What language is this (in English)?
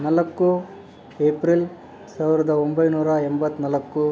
Kannada